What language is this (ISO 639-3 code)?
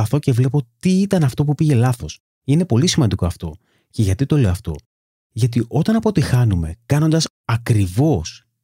ell